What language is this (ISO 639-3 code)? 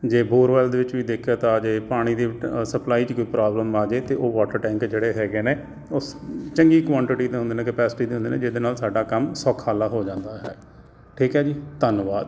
pan